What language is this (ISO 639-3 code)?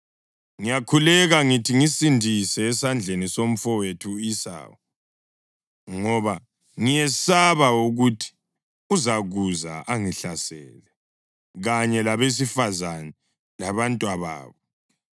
nde